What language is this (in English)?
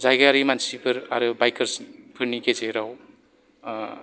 Bodo